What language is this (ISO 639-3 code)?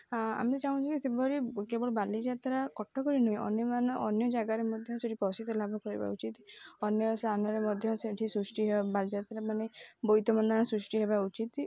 ori